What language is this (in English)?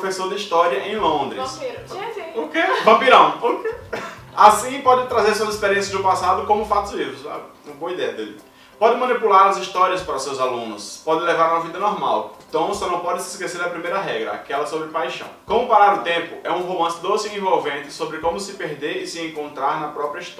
Portuguese